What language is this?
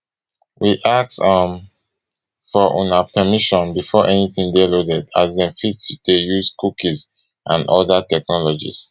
Nigerian Pidgin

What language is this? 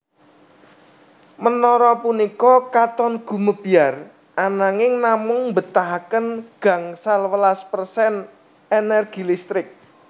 Javanese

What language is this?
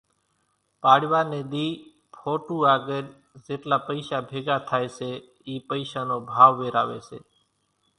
Kachi Koli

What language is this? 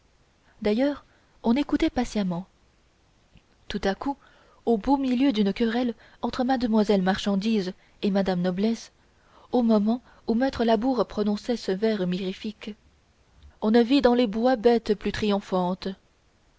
French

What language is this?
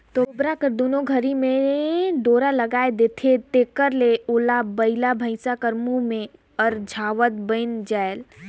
Chhattisgarhi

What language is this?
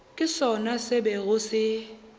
Northern Sotho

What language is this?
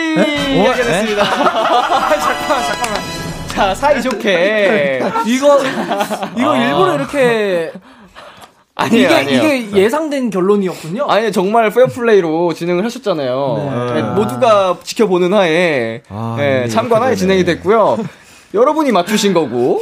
Korean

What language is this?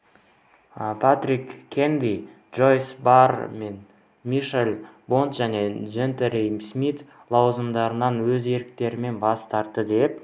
Kazakh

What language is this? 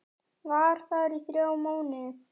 Icelandic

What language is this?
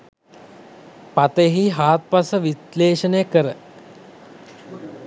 Sinhala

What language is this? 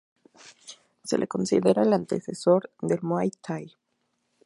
Spanish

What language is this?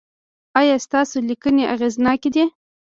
Pashto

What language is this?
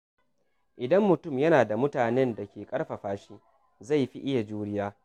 Hausa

